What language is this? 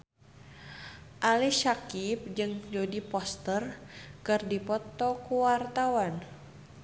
Sundanese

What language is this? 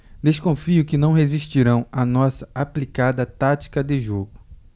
Portuguese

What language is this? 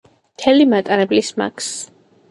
Georgian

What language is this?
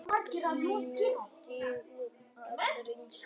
Icelandic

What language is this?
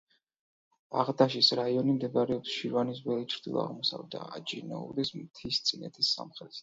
Georgian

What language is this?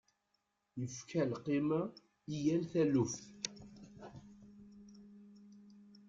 Kabyle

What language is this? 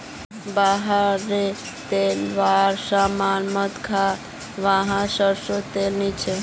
Magahi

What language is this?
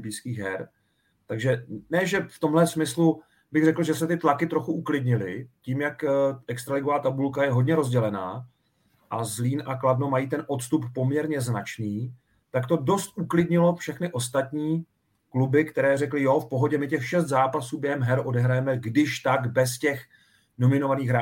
Czech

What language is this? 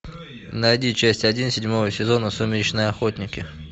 Russian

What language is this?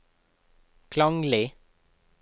Norwegian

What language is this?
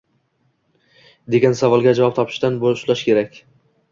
Uzbek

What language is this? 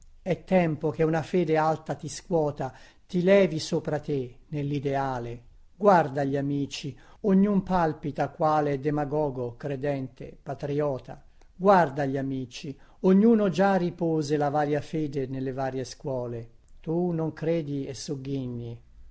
Italian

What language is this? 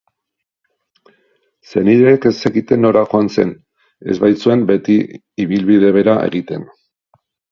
Basque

